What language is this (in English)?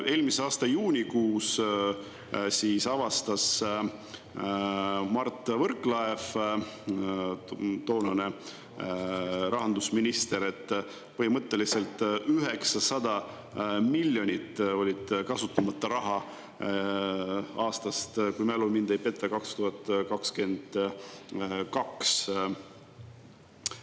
Estonian